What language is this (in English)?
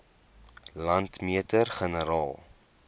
Afrikaans